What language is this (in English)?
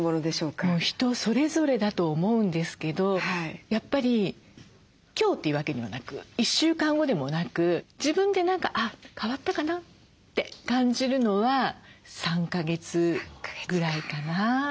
Japanese